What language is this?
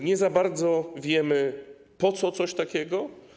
Polish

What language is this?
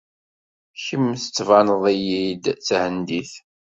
Kabyle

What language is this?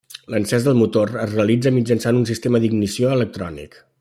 Catalan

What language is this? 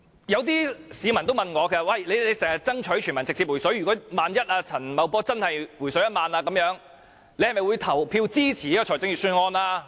Cantonese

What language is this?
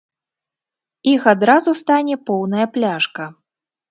Belarusian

